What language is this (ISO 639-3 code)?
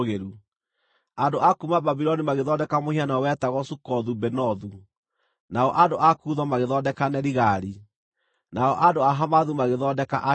kik